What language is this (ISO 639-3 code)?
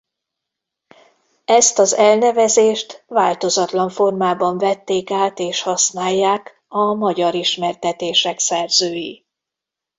hun